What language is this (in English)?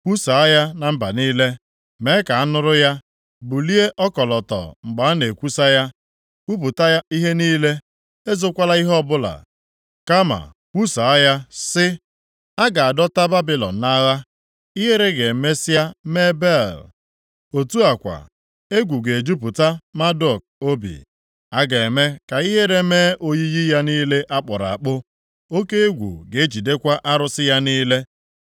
Igbo